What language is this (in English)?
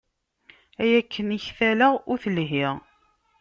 Kabyle